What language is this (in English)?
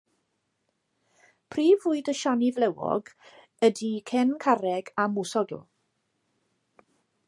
Welsh